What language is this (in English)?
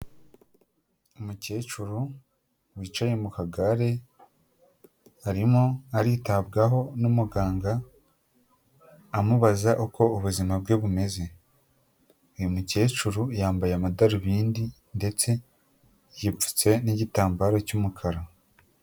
Kinyarwanda